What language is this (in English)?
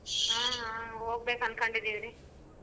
Kannada